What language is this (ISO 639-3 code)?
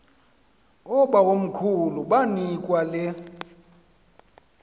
xho